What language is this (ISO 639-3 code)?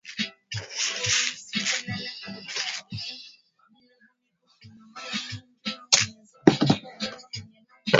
swa